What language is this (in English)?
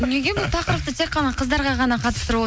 Kazakh